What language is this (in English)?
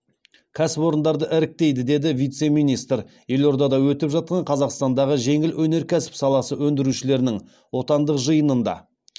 Kazakh